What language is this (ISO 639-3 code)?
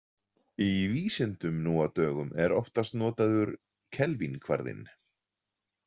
isl